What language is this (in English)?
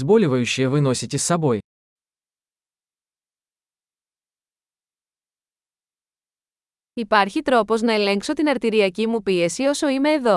Greek